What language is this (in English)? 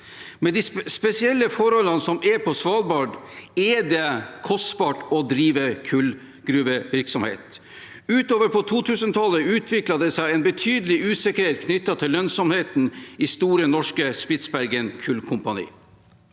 Norwegian